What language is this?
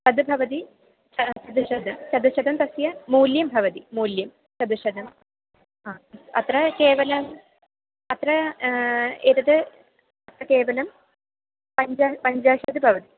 Sanskrit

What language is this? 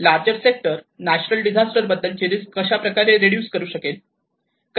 Marathi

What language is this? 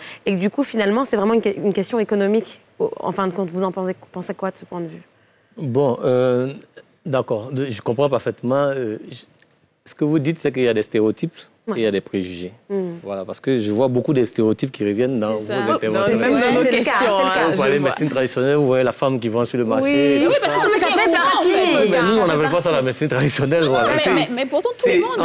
French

